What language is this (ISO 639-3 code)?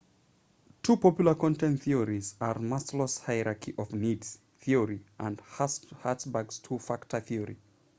eng